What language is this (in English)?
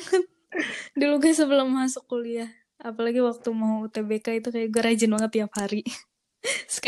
Indonesian